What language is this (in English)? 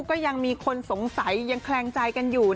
Thai